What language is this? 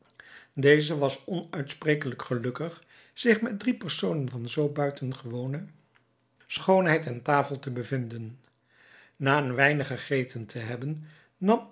Dutch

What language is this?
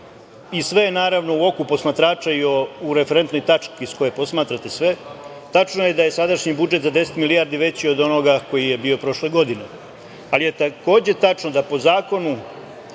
Serbian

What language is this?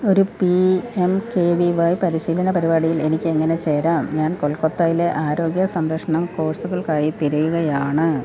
Malayalam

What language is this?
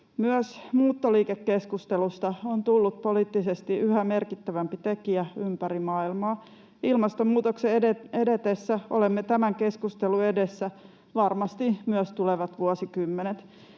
Finnish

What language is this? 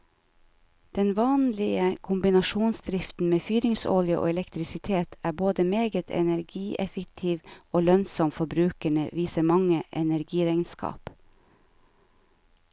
Norwegian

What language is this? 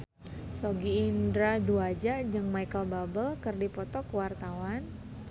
Sundanese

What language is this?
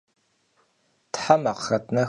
Kabardian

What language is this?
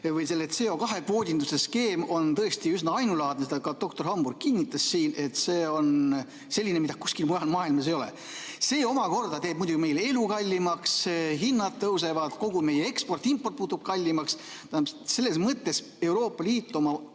Estonian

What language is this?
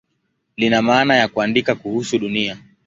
Swahili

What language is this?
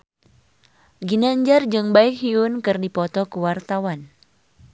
Sundanese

